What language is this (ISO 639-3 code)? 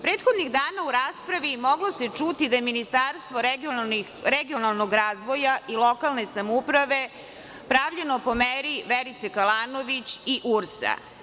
srp